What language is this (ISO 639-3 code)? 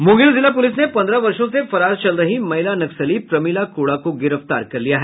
hin